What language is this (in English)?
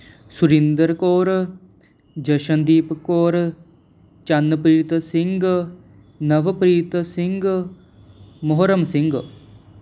Punjabi